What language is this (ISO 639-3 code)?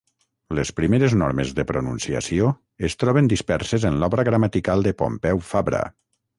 cat